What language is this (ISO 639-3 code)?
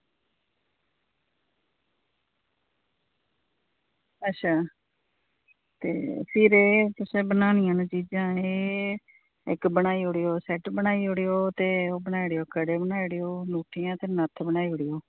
doi